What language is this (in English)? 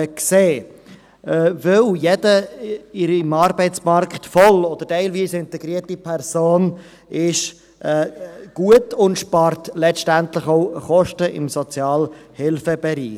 Swiss German